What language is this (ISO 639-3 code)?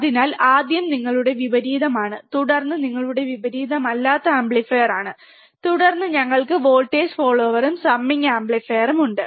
mal